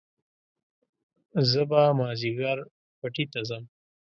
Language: Pashto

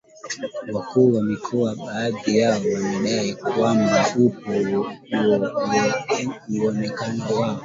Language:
Swahili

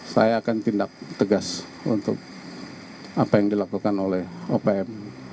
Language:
Indonesian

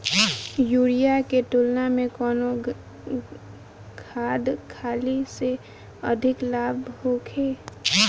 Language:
Bhojpuri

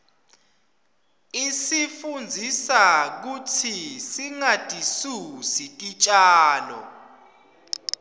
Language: Swati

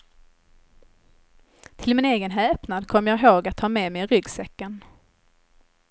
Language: Swedish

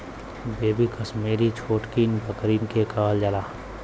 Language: Bhojpuri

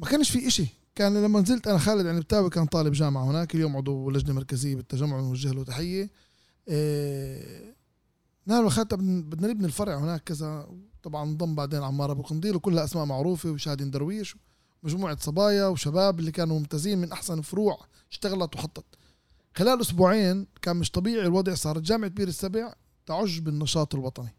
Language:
Arabic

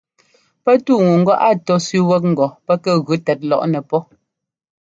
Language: Ngomba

